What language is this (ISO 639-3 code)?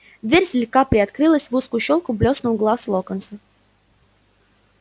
rus